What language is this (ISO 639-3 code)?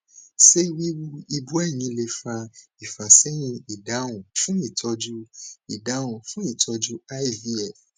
yor